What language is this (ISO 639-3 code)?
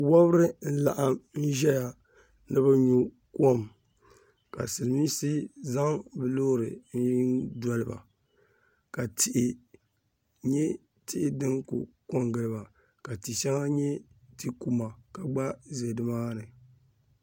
dag